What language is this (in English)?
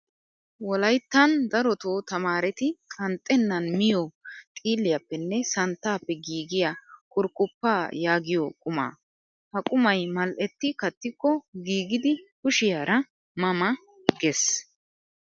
Wolaytta